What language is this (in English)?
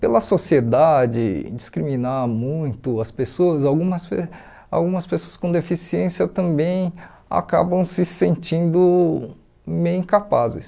Portuguese